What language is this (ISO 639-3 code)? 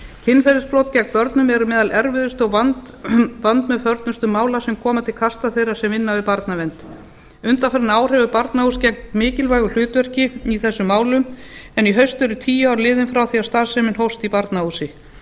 isl